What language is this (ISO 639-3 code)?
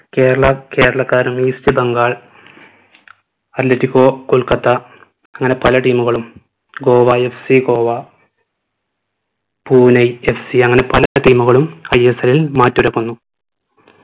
mal